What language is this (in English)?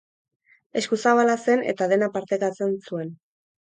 Basque